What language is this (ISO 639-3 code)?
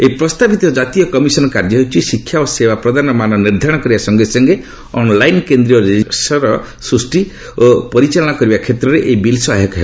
ori